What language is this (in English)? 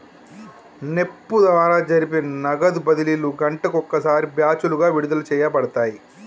Telugu